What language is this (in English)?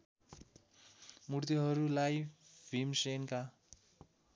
Nepali